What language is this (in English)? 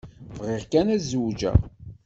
Kabyle